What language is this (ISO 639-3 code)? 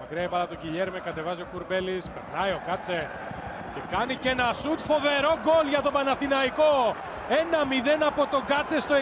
ell